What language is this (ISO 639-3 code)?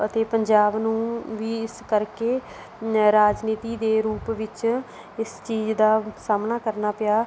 pan